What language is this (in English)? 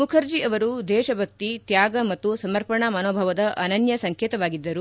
Kannada